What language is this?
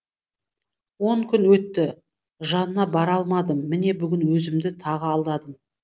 Kazakh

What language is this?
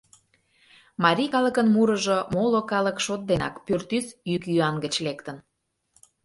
Mari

